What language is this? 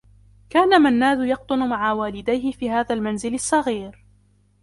Arabic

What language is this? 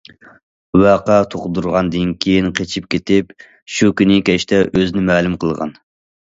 Uyghur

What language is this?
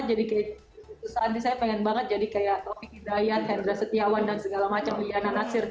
Indonesian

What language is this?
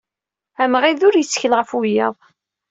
Kabyle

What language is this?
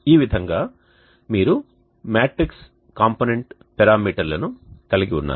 Telugu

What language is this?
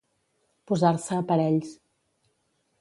Catalan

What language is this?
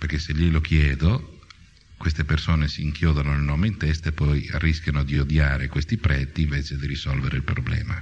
Italian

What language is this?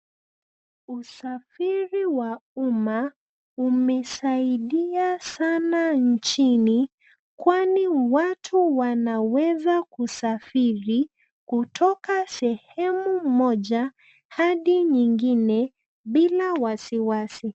Swahili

